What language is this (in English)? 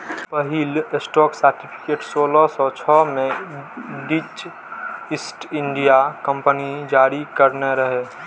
Maithili